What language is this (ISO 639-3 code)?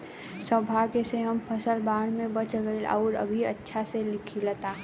bho